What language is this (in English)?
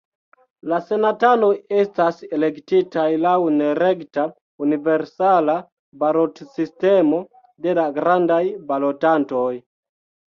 Esperanto